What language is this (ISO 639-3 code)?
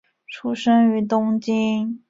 zho